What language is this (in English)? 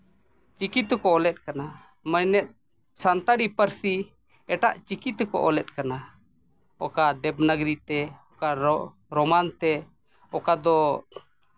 Santali